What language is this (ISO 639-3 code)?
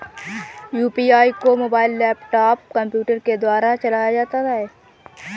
hin